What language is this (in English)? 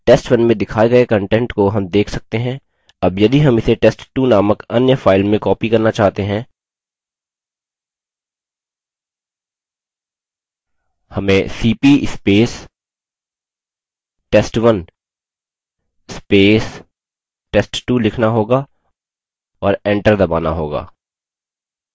Hindi